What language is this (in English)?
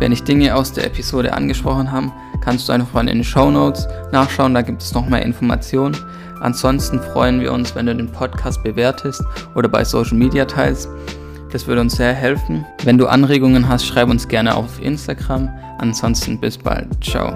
German